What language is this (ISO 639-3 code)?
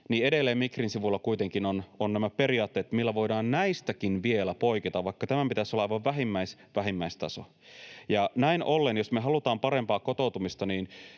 fin